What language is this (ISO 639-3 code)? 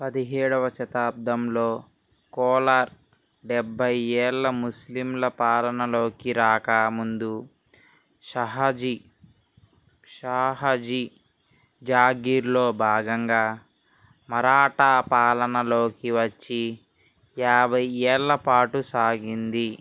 tel